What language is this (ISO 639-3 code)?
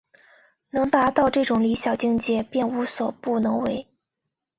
zho